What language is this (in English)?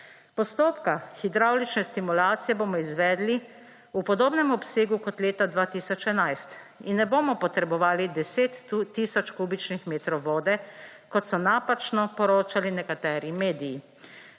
Slovenian